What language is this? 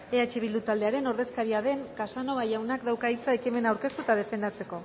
Basque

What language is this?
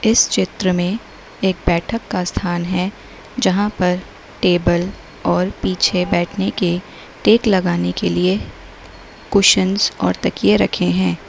Hindi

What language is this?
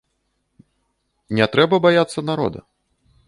Belarusian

